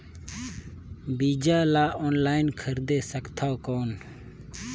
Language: Chhattisgarhi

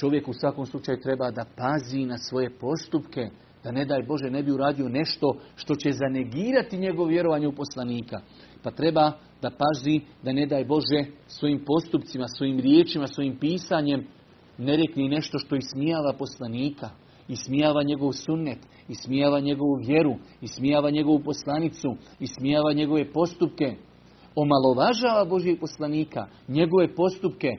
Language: Croatian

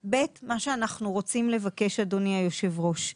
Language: Hebrew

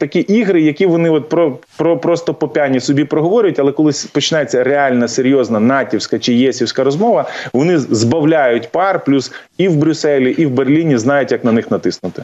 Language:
Ukrainian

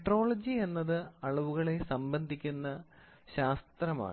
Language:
Malayalam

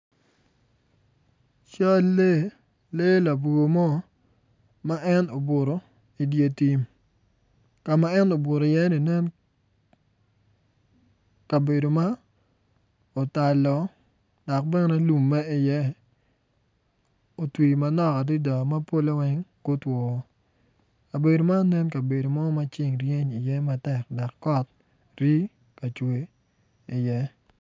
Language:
Acoli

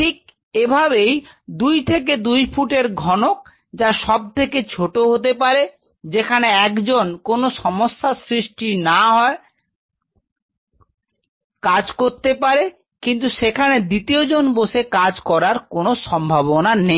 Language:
Bangla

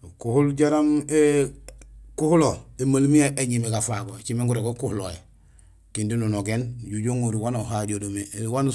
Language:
Gusilay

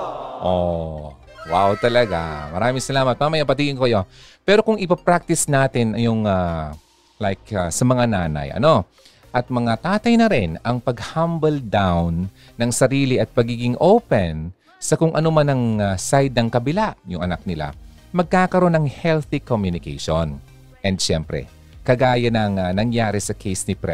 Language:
Filipino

